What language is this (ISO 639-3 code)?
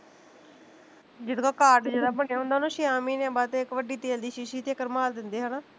pan